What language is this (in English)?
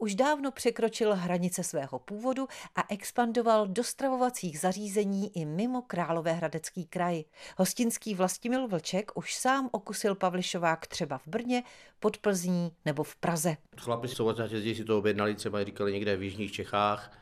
Czech